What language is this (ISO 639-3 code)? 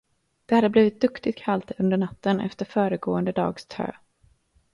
swe